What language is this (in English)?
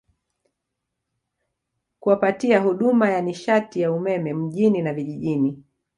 Swahili